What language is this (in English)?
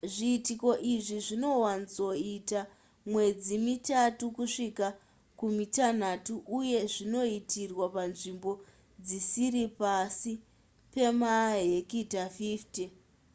Shona